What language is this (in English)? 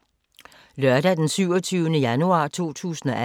Danish